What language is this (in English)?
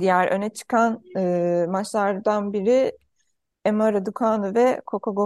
Turkish